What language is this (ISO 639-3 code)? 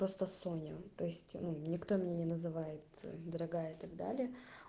rus